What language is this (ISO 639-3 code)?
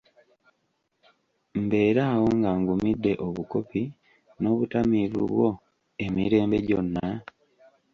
lug